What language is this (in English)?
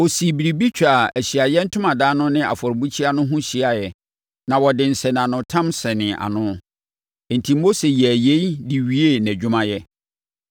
Akan